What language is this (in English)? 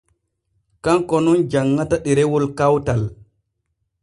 Borgu Fulfulde